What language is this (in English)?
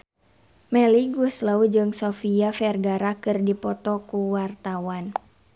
Sundanese